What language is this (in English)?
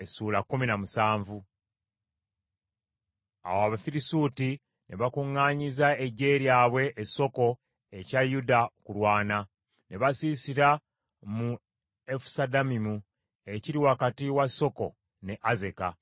Ganda